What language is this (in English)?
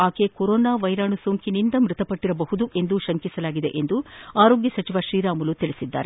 Kannada